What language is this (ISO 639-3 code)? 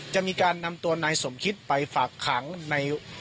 tha